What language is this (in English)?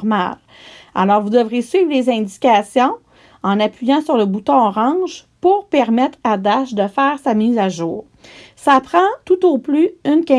French